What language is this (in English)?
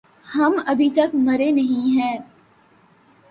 Urdu